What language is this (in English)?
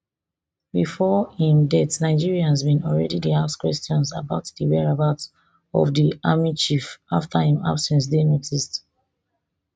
Nigerian Pidgin